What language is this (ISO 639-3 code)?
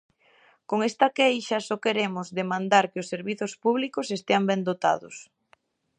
glg